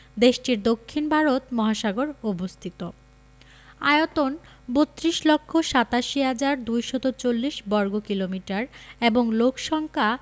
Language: Bangla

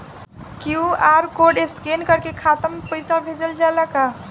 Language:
Bhojpuri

